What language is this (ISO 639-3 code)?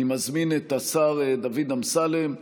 heb